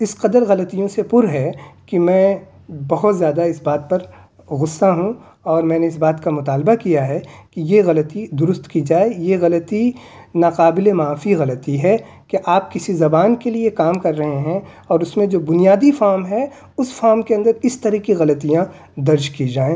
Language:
Urdu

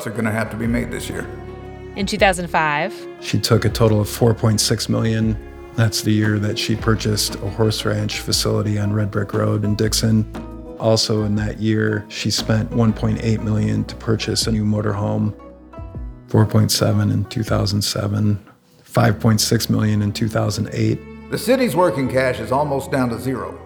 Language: English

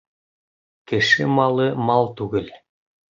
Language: Bashkir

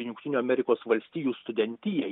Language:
Lithuanian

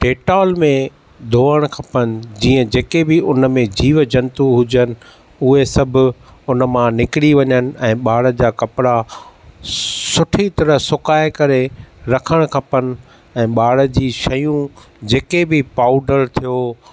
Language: Sindhi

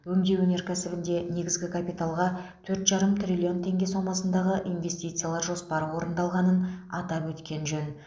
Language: Kazakh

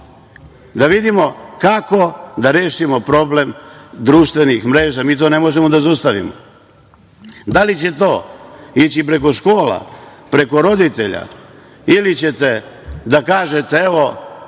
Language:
Serbian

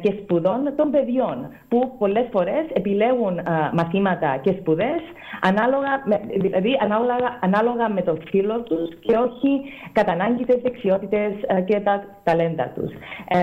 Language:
Greek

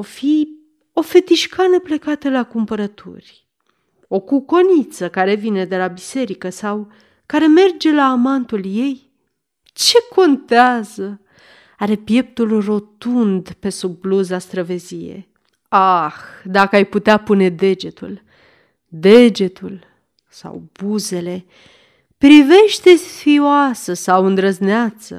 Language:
Romanian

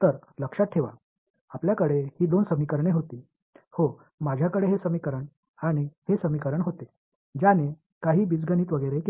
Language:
Marathi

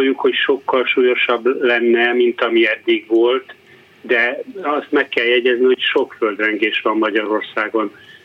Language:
Hungarian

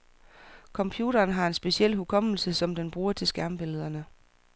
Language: Danish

